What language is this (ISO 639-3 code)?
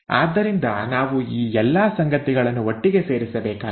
kan